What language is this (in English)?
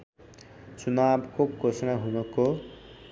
Nepali